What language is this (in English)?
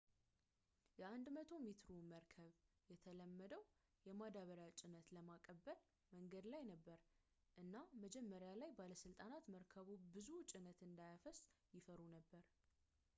Amharic